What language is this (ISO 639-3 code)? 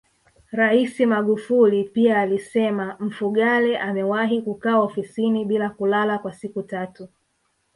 swa